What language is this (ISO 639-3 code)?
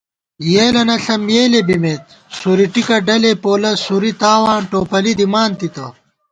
gwt